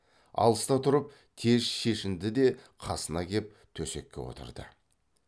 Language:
Kazakh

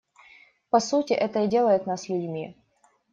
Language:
Russian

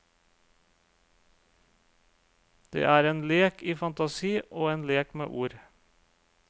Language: Norwegian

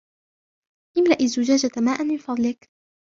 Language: Arabic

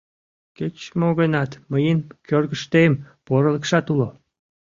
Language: Mari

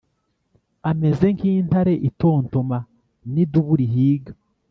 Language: Kinyarwanda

